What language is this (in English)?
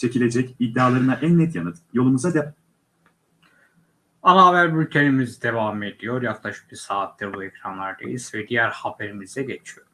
Turkish